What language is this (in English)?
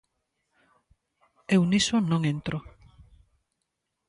Galician